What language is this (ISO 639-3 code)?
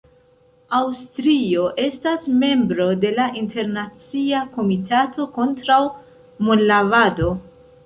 epo